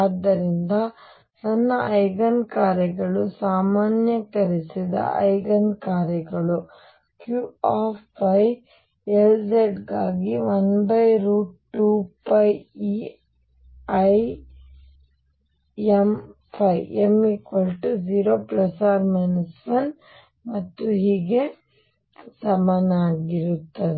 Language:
Kannada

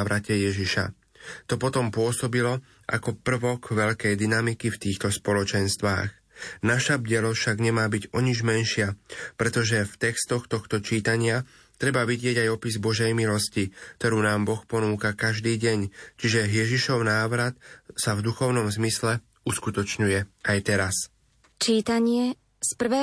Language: Slovak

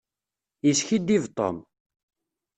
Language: Kabyle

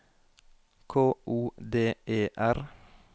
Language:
Norwegian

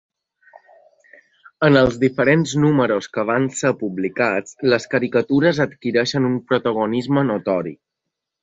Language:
Catalan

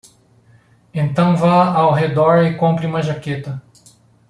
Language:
Portuguese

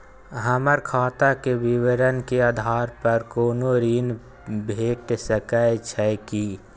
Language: Maithili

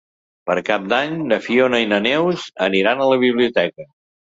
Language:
Catalan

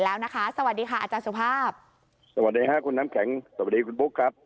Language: Thai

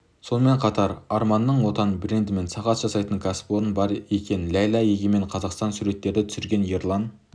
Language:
Kazakh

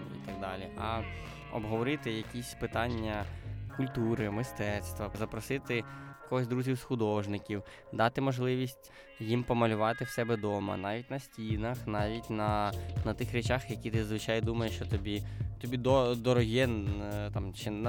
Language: Ukrainian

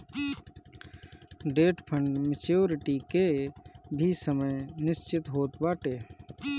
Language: Bhojpuri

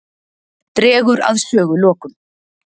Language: Icelandic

